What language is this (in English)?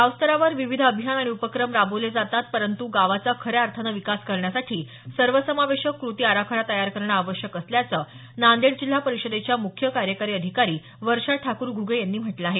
Marathi